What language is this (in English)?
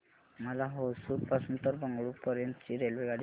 Marathi